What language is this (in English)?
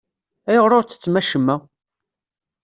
Kabyle